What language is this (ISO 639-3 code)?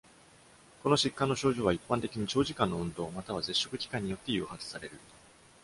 jpn